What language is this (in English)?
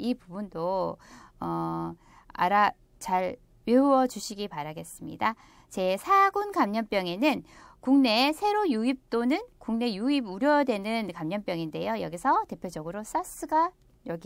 Korean